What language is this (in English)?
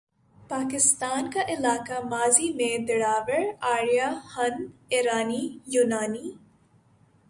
Urdu